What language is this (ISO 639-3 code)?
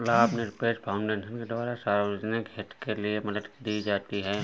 hin